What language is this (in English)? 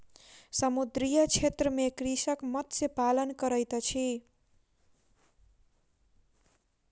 Maithili